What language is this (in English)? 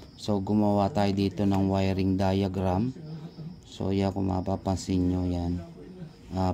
Filipino